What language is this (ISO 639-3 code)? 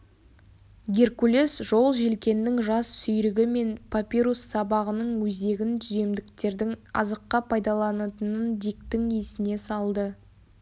kaz